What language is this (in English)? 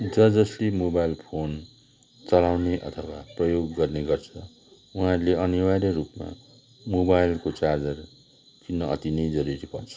Nepali